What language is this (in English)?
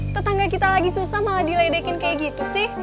Indonesian